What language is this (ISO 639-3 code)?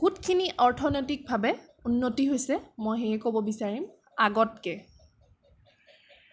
asm